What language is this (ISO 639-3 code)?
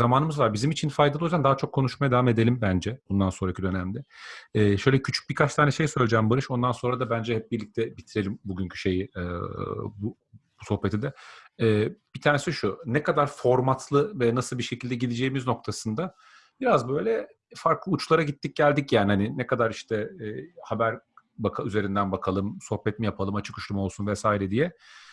tur